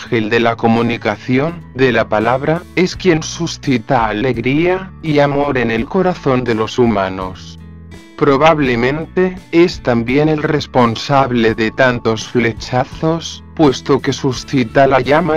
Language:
Spanish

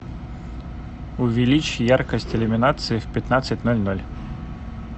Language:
Russian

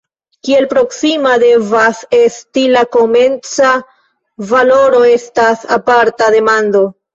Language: Esperanto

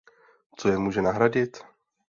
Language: Czech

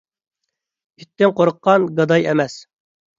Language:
Uyghur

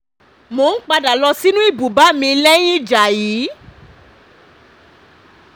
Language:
Yoruba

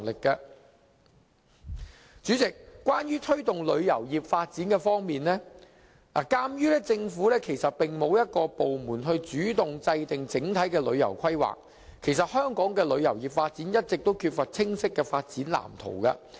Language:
Cantonese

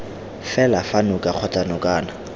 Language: Tswana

